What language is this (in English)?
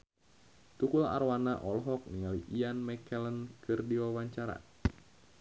Sundanese